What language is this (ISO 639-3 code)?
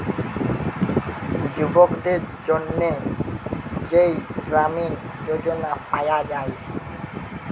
ben